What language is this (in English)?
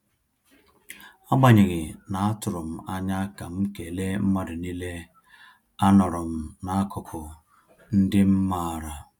Igbo